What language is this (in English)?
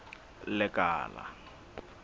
Southern Sotho